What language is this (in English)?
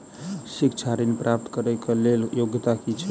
Maithili